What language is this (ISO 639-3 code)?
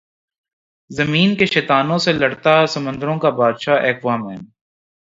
urd